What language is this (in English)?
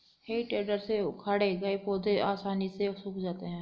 Hindi